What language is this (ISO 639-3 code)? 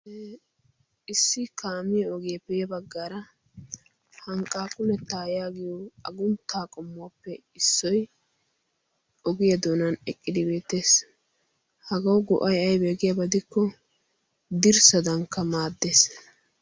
wal